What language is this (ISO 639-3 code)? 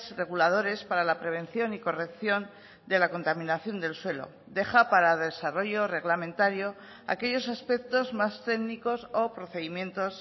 spa